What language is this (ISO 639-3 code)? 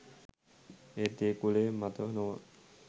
sin